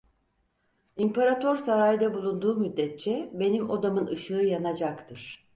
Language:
Turkish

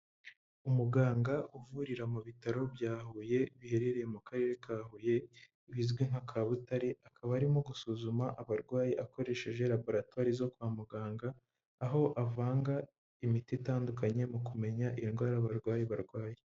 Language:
Kinyarwanda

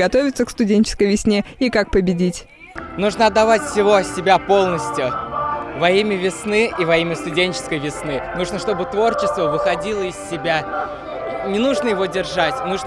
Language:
Russian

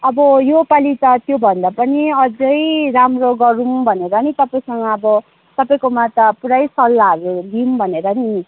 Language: Nepali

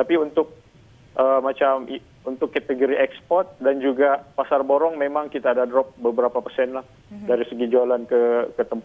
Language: Malay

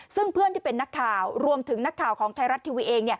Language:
Thai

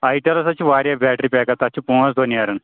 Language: Kashmiri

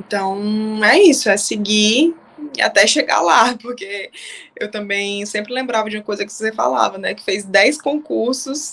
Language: Portuguese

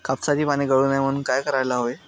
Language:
Marathi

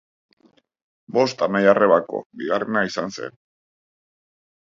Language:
Basque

